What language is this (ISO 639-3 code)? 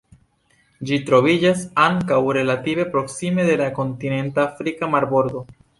epo